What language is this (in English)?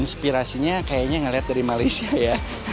Indonesian